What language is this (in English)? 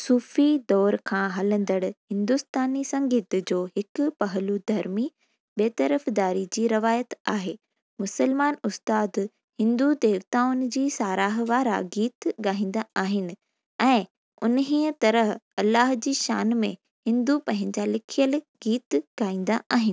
Sindhi